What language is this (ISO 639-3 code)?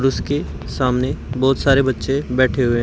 hin